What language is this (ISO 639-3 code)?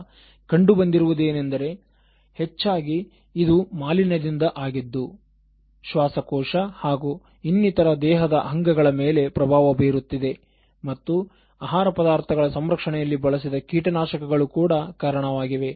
kan